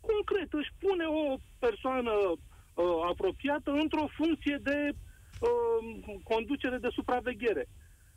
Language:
Romanian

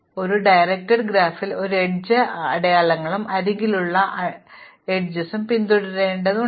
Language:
Malayalam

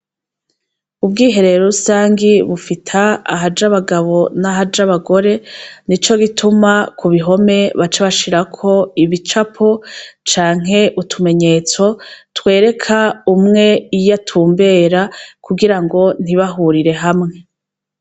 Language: Rundi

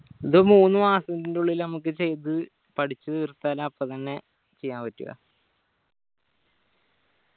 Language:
Malayalam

